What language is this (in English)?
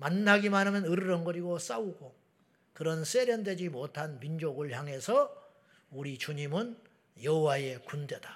Korean